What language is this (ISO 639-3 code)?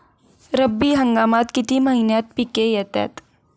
mar